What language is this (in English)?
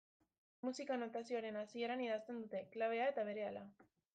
Basque